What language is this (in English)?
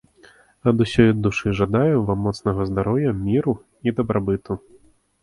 Belarusian